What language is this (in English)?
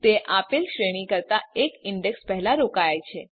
Gujarati